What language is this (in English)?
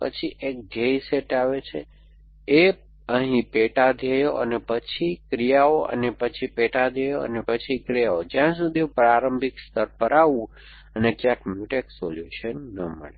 Gujarati